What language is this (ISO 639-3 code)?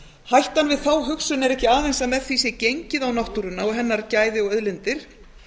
isl